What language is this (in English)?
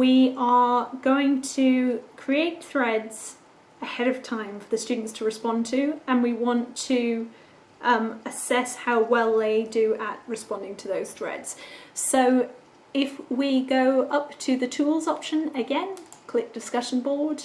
English